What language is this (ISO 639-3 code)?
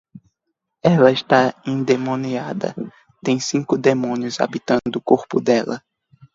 por